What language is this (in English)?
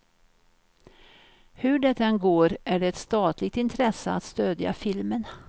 Swedish